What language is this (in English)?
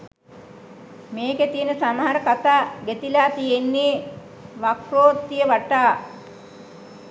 Sinhala